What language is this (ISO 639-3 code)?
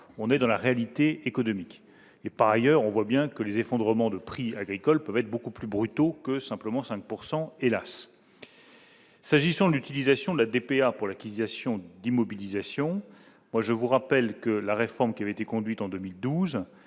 fra